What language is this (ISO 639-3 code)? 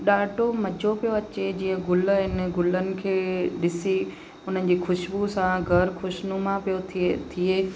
snd